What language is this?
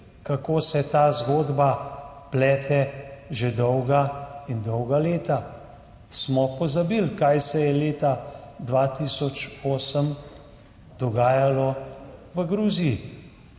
Slovenian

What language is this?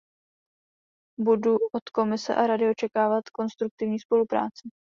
Czech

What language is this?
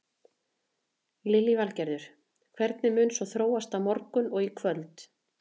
Icelandic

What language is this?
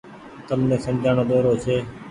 Goaria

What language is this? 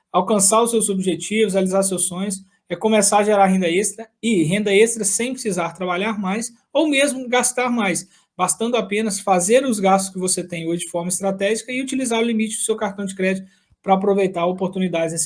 Portuguese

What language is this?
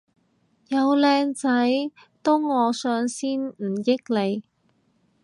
Cantonese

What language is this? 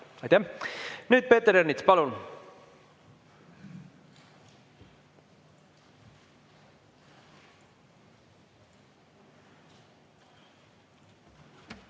Estonian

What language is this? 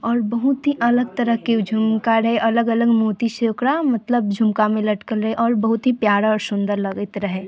Maithili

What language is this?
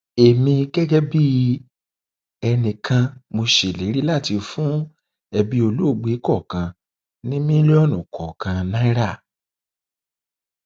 Yoruba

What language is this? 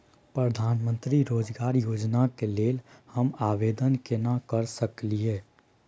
Maithili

